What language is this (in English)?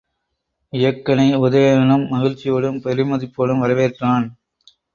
Tamil